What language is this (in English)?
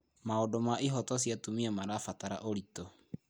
Kikuyu